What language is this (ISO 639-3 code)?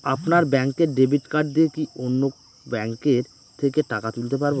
ben